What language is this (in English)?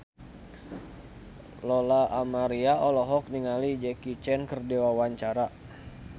Sundanese